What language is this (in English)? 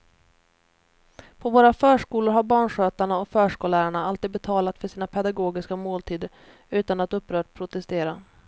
Swedish